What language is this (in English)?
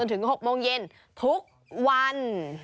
Thai